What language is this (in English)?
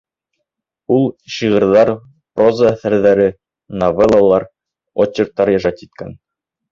Bashkir